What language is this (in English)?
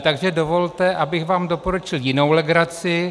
Czech